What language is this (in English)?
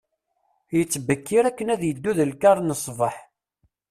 Kabyle